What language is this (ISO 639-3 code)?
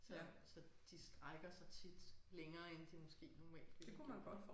dan